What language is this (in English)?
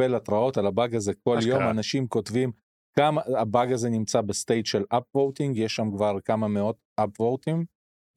Hebrew